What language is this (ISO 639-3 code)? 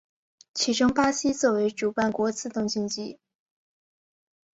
zho